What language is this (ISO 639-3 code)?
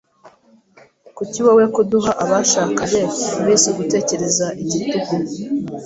kin